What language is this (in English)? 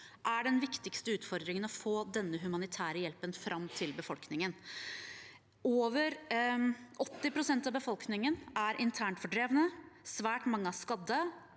Norwegian